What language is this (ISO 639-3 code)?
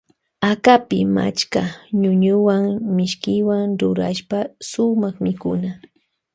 qvj